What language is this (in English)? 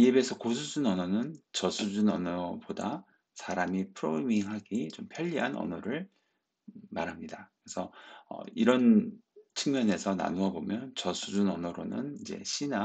Korean